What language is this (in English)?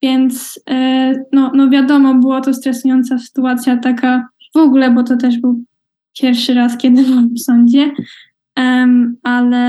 Polish